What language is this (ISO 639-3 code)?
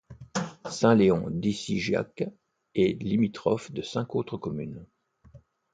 fra